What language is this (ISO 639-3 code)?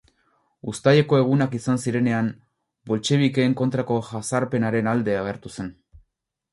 eus